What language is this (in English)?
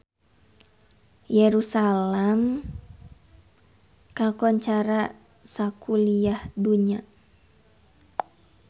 Sundanese